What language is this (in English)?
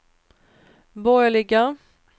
Swedish